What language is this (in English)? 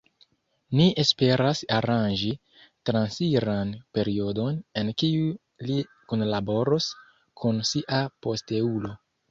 Esperanto